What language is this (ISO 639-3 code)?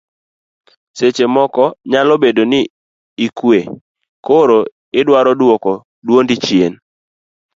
luo